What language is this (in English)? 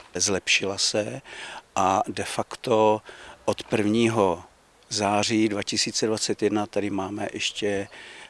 Czech